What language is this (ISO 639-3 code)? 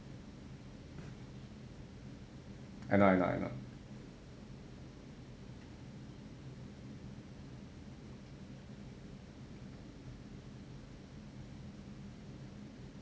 eng